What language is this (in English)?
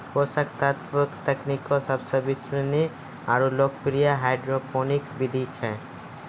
Maithili